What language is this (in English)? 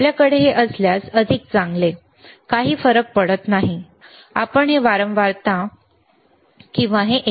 Marathi